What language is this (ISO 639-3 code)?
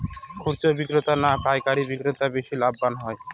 ben